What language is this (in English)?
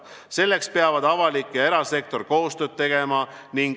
Estonian